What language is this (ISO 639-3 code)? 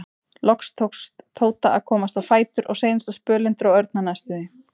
isl